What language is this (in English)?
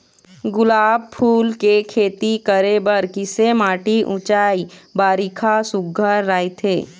Chhattisgarhi